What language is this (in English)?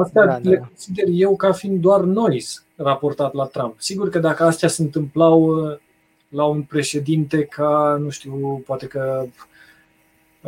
Romanian